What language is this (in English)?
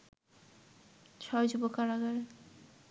Bangla